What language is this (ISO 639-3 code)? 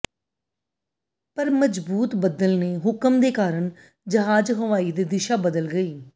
pan